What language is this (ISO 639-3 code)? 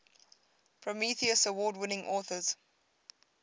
eng